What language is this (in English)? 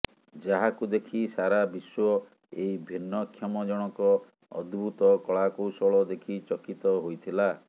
Odia